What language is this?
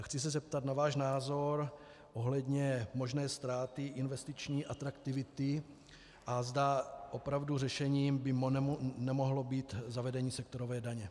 Czech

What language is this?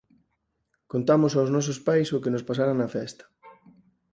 Galician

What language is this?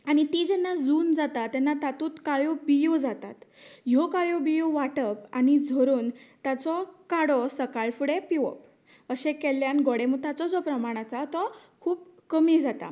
Konkani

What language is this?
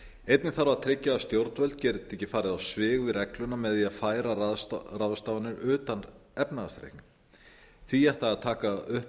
Icelandic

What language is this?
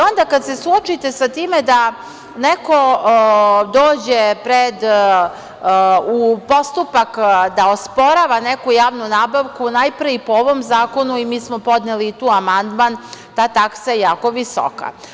Serbian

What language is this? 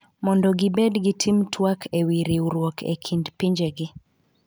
Luo (Kenya and Tanzania)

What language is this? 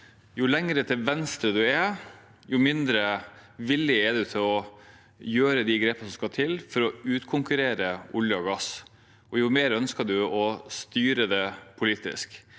Norwegian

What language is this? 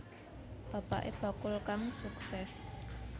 Javanese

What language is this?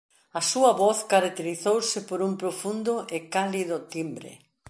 Galician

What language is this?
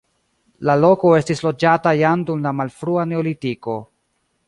Esperanto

